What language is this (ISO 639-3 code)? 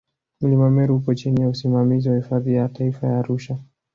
swa